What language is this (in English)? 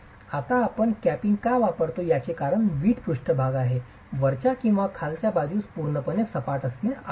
Marathi